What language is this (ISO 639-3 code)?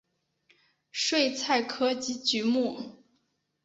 zho